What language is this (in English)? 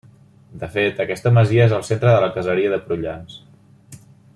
Catalan